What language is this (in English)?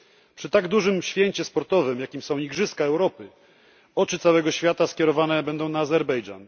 Polish